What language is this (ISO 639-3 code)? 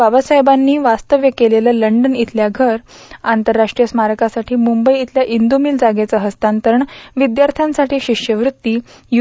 mar